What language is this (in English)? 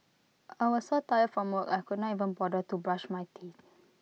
English